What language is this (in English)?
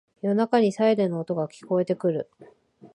Japanese